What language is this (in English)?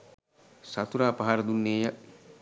Sinhala